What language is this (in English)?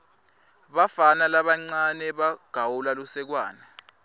Swati